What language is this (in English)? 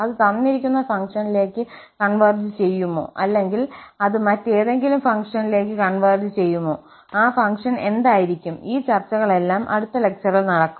Malayalam